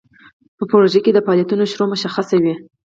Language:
Pashto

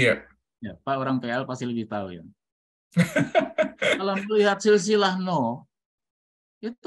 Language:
Indonesian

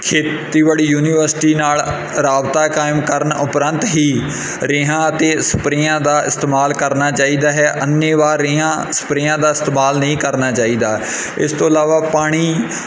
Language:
Punjabi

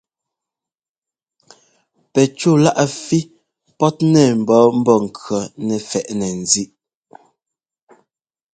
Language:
Ngomba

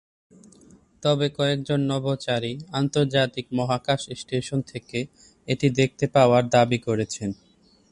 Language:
Bangla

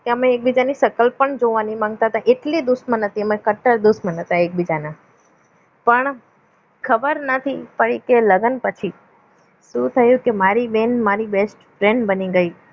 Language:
Gujarati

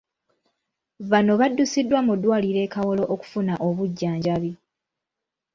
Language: Ganda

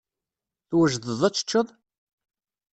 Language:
Kabyle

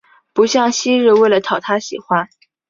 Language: Chinese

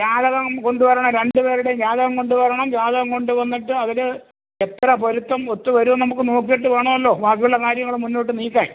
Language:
Malayalam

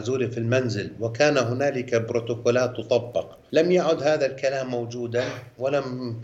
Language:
Arabic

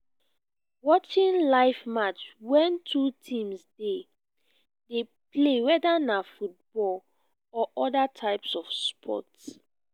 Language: Nigerian Pidgin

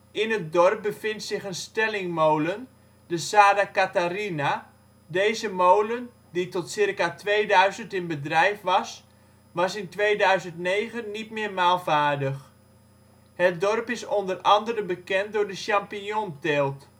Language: Dutch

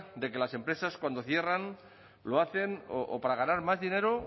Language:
Spanish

